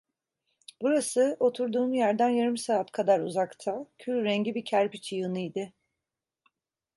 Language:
Turkish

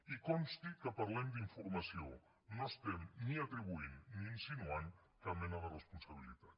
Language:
Catalan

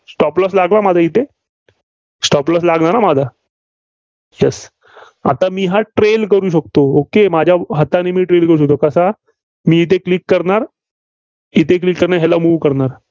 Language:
Marathi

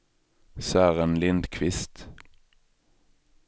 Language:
Swedish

